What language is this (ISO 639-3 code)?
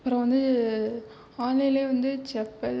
tam